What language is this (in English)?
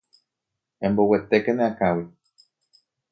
Guarani